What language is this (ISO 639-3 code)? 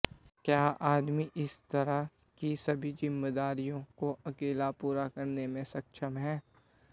hin